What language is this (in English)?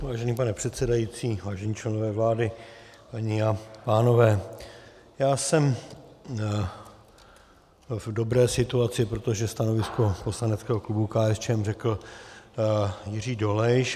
Czech